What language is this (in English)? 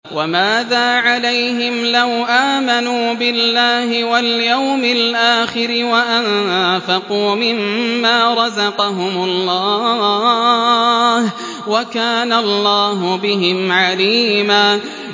Arabic